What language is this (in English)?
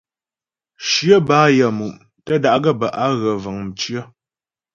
Ghomala